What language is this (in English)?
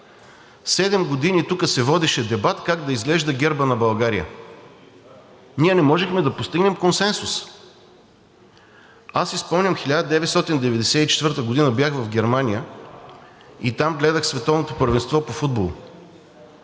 Bulgarian